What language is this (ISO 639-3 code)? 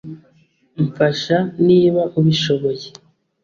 kin